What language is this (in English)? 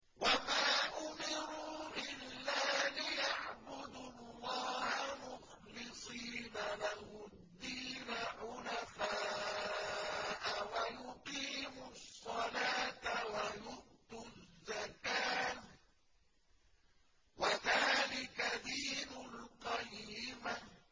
Arabic